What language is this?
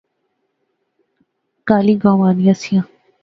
Pahari-Potwari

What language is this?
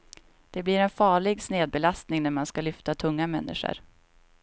Swedish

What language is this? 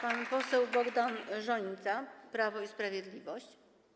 Polish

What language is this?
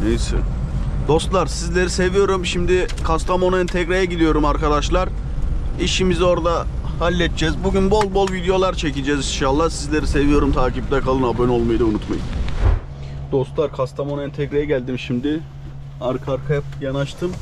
Turkish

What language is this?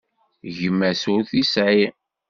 Kabyle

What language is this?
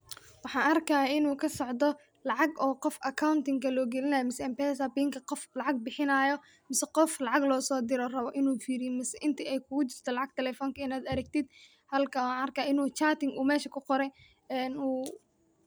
Somali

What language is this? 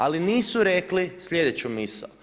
Croatian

